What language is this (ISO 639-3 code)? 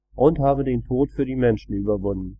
deu